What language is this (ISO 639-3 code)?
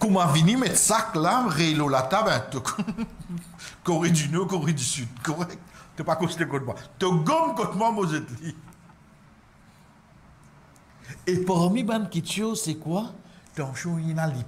fra